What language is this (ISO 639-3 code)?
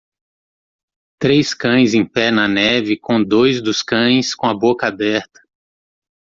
por